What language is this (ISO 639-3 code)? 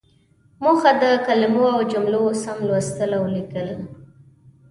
pus